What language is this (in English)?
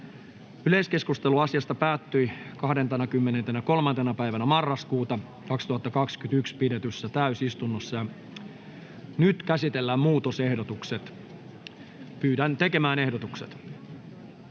Finnish